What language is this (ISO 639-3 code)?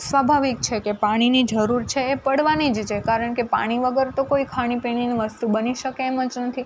guj